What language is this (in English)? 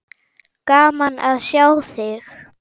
Icelandic